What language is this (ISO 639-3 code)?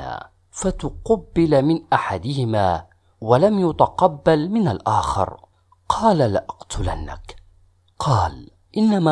ara